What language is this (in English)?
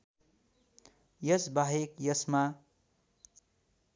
Nepali